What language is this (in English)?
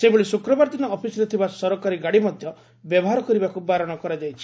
Odia